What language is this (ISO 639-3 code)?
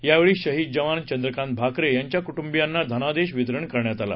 mar